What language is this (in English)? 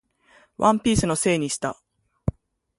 Japanese